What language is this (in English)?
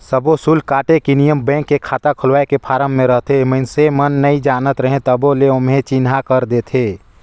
Chhattisgarhi